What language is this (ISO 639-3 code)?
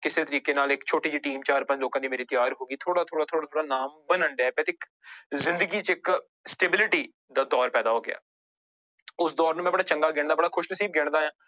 pan